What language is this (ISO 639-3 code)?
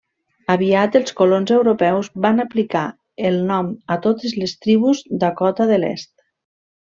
cat